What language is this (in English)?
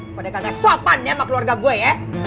Indonesian